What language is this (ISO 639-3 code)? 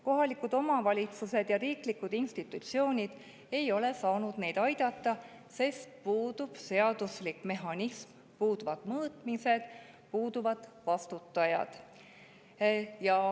est